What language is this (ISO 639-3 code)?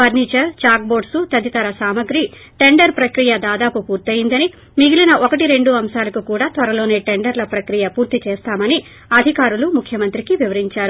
tel